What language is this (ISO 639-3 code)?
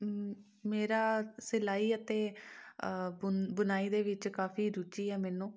pan